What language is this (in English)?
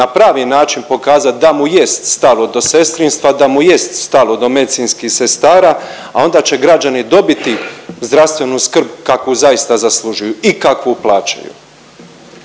Croatian